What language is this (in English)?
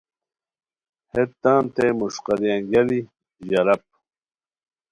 Khowar